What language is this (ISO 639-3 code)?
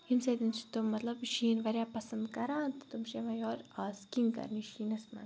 kas